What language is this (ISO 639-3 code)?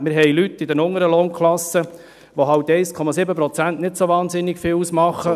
gsw